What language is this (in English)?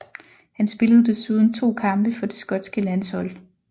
Danish